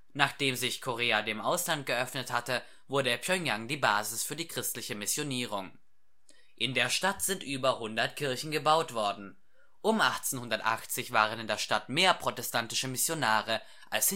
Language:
German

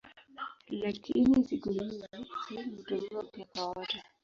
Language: Swahili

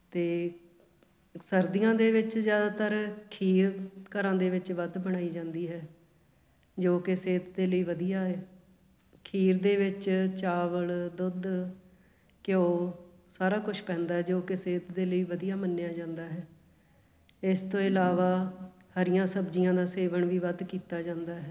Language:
Punjabi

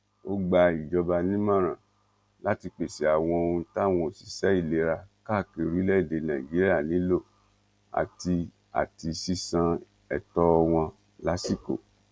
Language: Yoruba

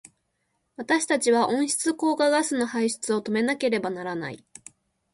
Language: Japanese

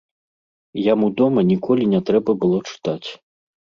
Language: Belarusian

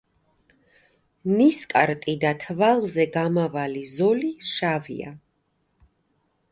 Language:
Georgian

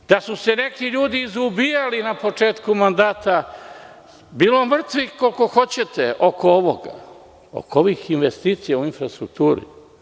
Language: Serbian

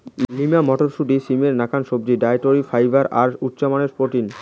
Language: Bangla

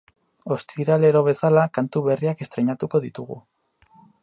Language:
Basque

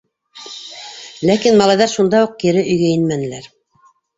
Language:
Bashkir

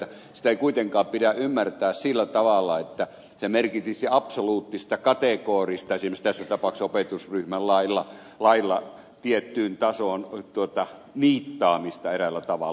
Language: Finnish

